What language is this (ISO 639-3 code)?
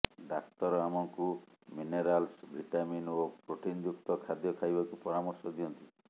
ori